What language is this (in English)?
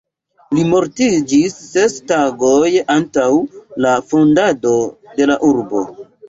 Esperanto